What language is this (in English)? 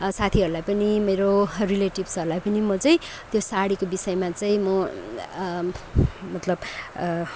Nepali